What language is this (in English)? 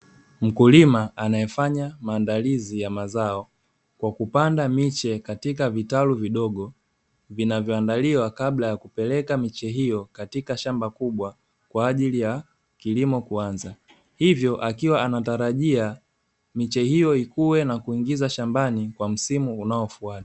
Swahili